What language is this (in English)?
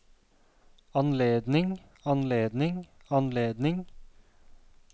Norwegian